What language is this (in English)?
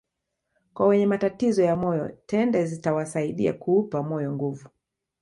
Swahili